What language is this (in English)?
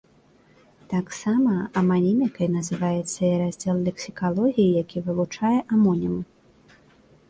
Belarusian